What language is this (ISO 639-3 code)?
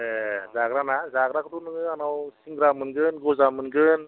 brx